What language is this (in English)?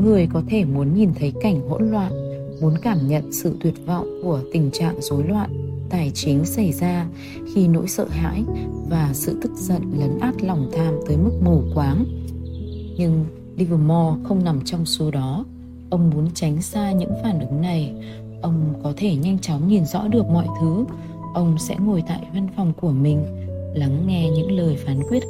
Vietnamese